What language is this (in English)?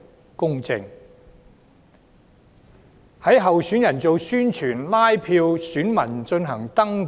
Cantonese